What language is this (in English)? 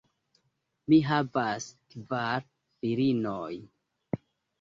Esperanto